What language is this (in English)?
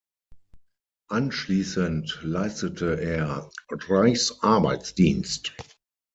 German